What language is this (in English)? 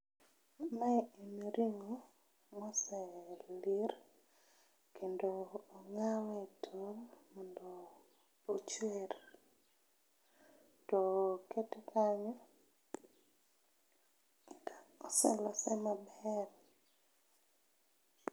Luo (Kenya and Tanzania)